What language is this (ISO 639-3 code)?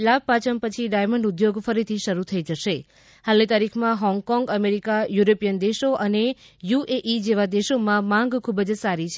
guj